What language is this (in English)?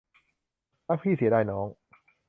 Thai